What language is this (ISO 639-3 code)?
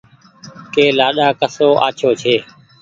gig